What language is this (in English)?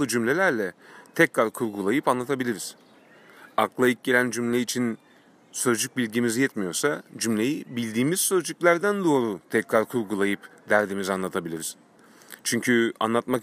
Turkish